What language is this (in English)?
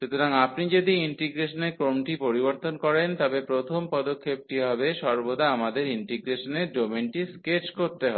Bangla